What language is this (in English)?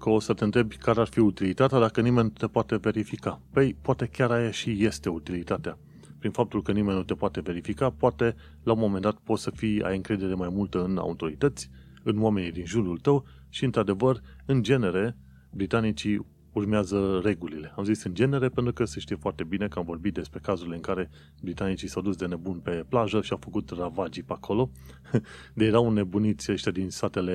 Romanian